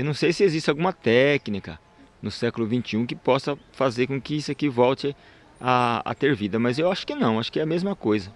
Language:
Portuguese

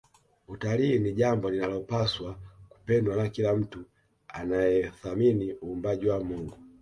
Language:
Swahili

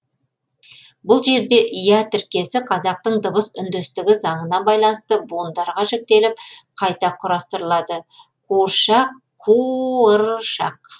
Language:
Kazakh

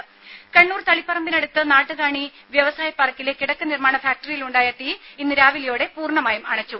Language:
Malayalam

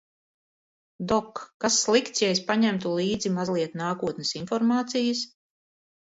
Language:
Latvian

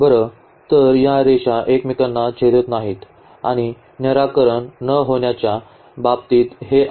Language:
Marathi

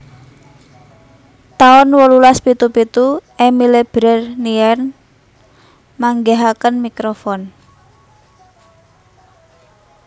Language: Javanese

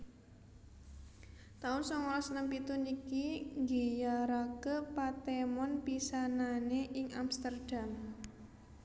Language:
Javanese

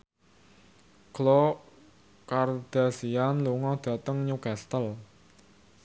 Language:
Javanese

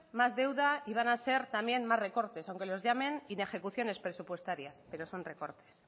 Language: Spanish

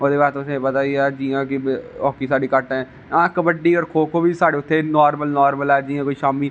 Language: Dogri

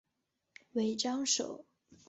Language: Chinese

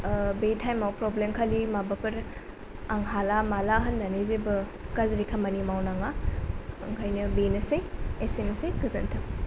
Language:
Bodo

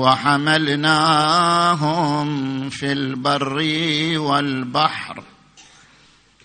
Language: Arabic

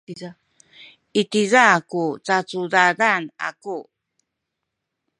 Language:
Sakizaya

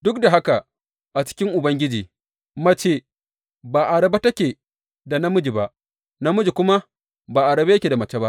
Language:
Hausa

